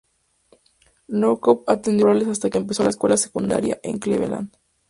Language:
Spanish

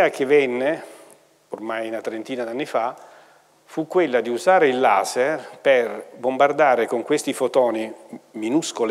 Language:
Italian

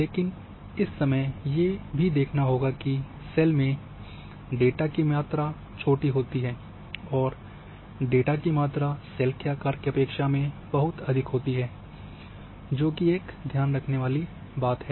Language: Hindi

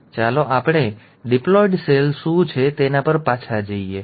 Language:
Gujarati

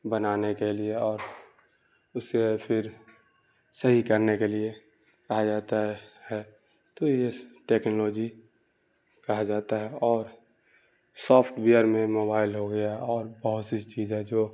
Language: Urdu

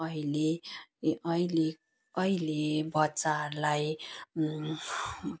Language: Nepali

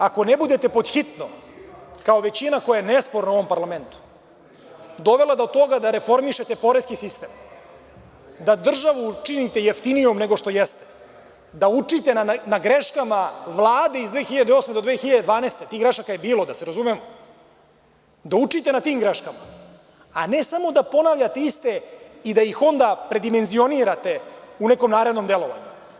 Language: Serbian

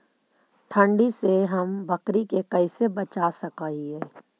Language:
Magahi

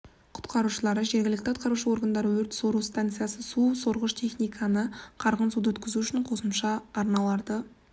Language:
Kazakh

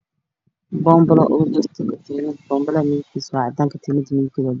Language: Somali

